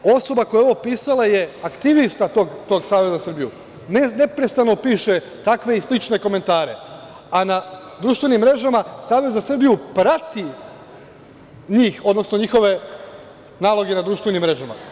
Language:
Serbian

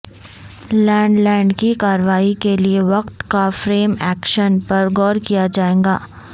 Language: Urdu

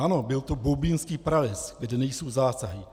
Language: Czech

